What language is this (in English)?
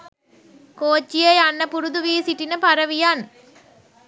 Sinhala